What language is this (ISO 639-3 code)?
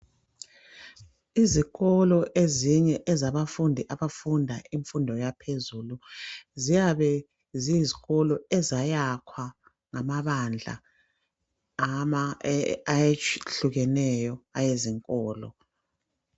nde